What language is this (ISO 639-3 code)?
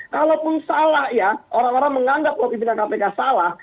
ind